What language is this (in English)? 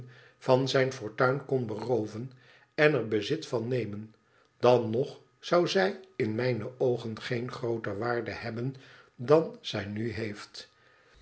Dutch